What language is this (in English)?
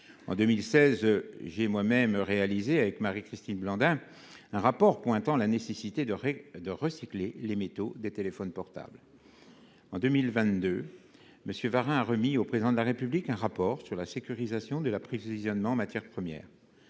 French